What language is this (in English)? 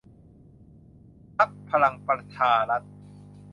Thai